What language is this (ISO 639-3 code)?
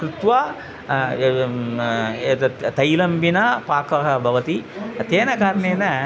san